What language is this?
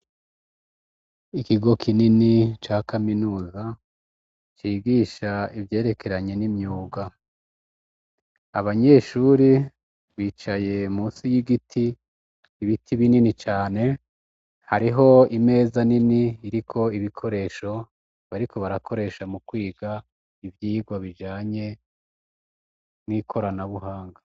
Rundi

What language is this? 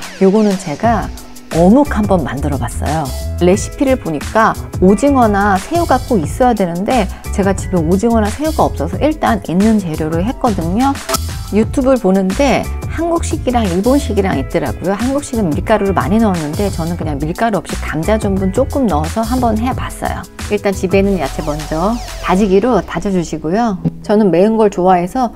Korean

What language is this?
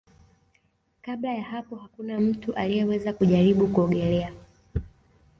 Swahili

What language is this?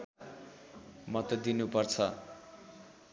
Nepali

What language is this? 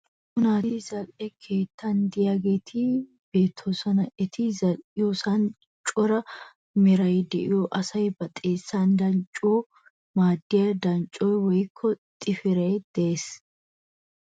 Wolaytta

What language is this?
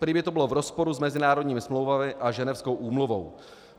Czech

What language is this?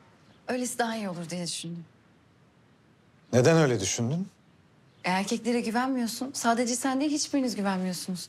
Turkish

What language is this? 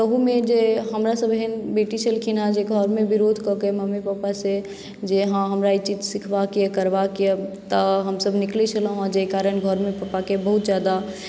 Maithili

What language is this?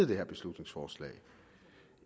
Danish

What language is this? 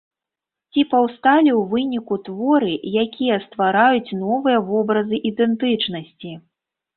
Belarusian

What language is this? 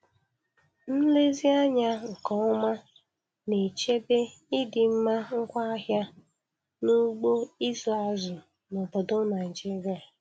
Igbo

